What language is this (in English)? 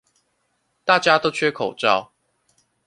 Chinese